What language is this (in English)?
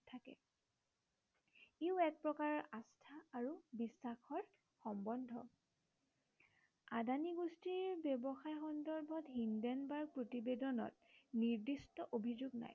Assamese